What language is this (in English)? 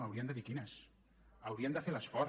Catalan